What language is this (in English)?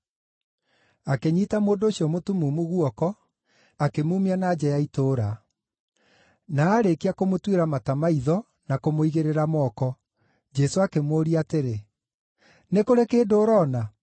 Kikuyu